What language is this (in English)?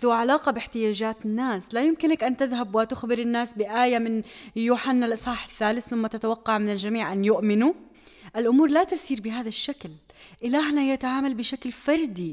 Arabic